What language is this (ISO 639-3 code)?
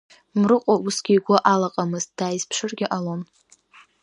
abk